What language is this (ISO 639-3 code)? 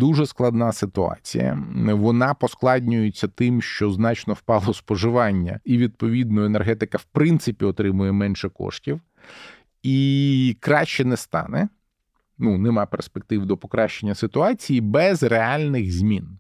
ukr